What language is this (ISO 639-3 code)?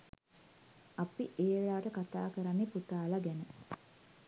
sin